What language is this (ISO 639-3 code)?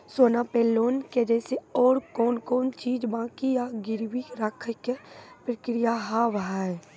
mai